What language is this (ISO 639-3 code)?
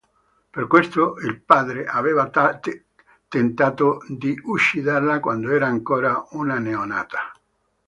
ita